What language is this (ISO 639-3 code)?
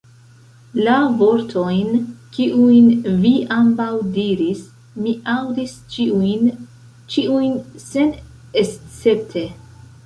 epo